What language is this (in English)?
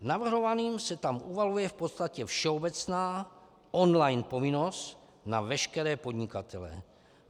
Czech